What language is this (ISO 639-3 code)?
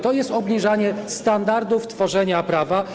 pol